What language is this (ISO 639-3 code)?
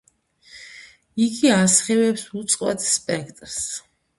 kat